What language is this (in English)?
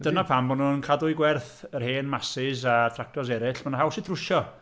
Welsh